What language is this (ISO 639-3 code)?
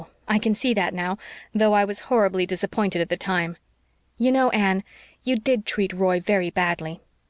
eng